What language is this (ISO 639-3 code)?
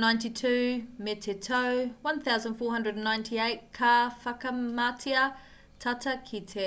mri